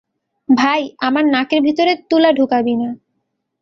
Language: Bangla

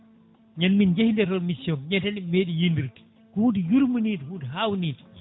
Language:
Fula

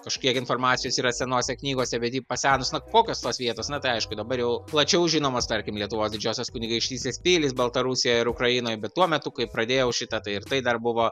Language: Lithuanian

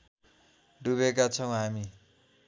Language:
Nepali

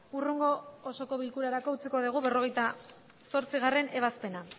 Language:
Basque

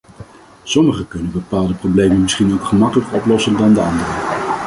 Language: Dutch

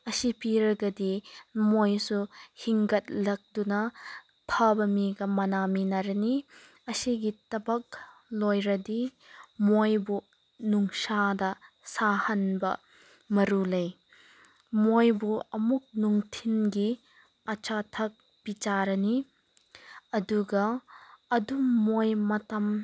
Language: Manipuri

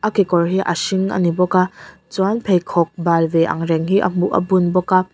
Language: Mizo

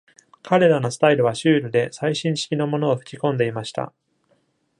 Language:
Japanese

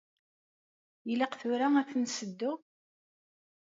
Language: Kabyle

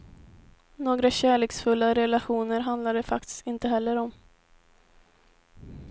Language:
Swedish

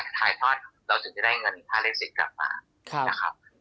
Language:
Thai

